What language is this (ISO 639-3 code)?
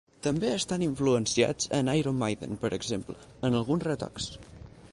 cat